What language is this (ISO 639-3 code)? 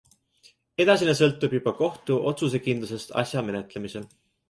est